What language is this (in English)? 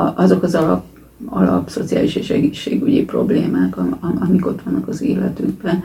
Hungarian